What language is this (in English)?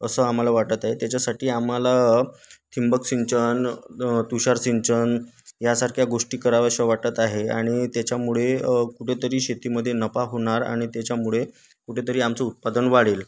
Marathi